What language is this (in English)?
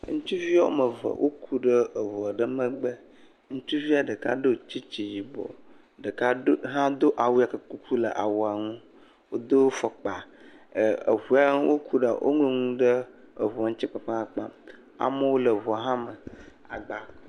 Ewe